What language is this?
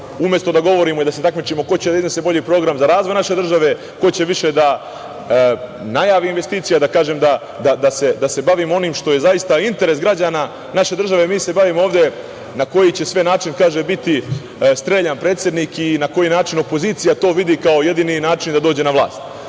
Serbian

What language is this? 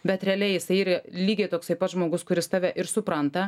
Lithuanian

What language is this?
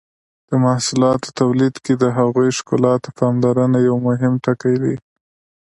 Pashto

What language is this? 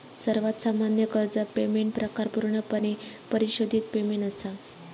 Marathi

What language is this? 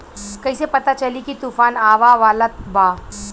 Bhojpuri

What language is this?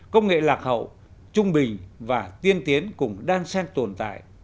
Vietnamese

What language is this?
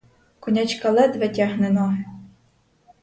Ukrainian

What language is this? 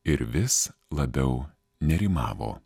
Lithuanian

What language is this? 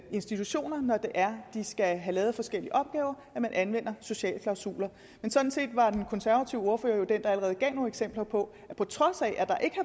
Danish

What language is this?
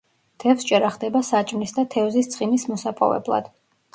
Georgian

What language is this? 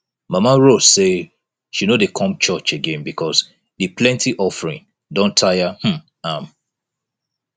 Nigerian Pidgin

